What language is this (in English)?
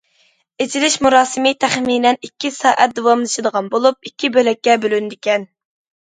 Uyghur